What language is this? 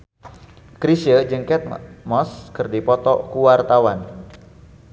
Sundanese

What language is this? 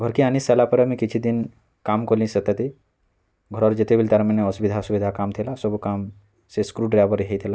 Odia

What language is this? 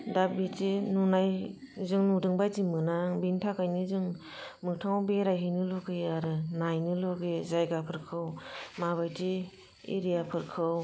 Bodo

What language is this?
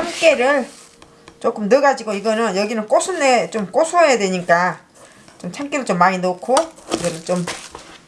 Korean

